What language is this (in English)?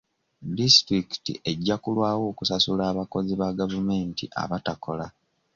Ganda